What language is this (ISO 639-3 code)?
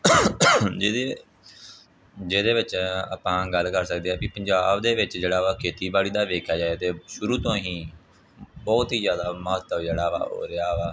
pan